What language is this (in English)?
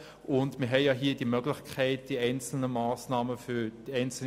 Swiss German